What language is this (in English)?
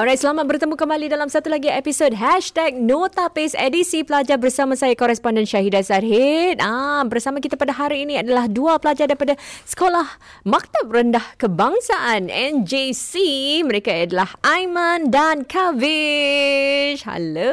Malay